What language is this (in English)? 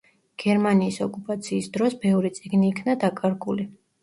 Georgian